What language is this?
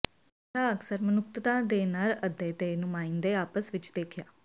Punjabi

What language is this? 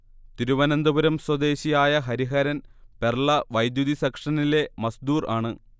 Malayalam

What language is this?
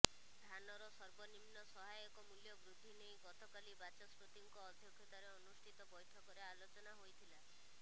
Odia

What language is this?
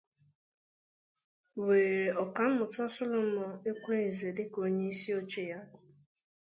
Igbo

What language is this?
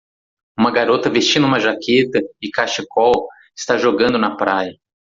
Portuguese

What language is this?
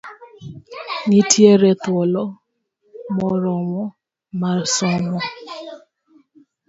Luo (Kenya and Tanzania)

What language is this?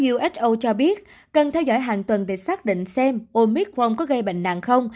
Vietnamese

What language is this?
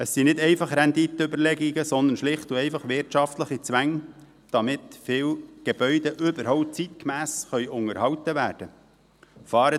Swiss German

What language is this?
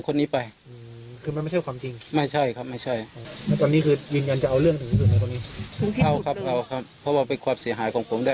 Thai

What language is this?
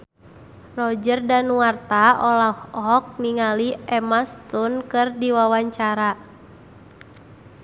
Sundanese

